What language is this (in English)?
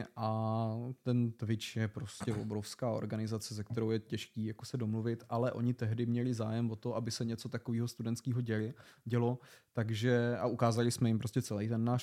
Czech